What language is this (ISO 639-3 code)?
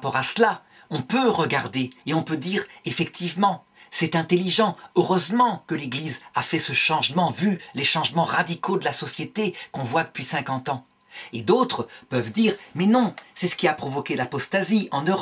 fra